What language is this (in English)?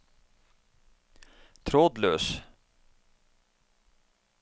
Norwegian